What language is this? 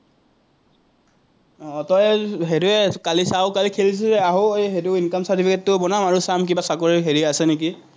Assamese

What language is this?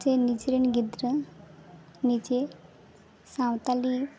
Santali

